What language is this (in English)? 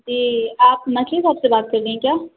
Urdu